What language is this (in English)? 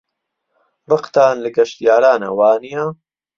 Central Kurdish